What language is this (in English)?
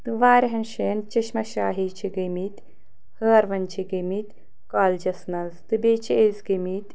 Kashmiri